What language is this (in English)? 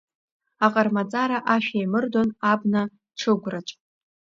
Abkhazian